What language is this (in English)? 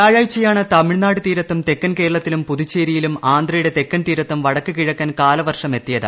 Malayalam